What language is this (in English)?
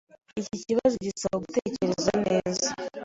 Kinyarwanda